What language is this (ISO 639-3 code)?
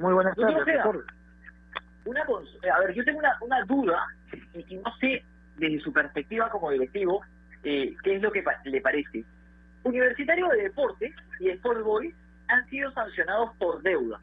spa